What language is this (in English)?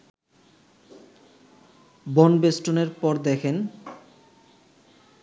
Bangla